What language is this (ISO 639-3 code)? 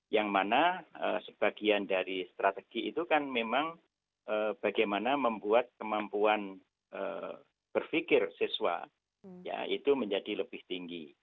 ind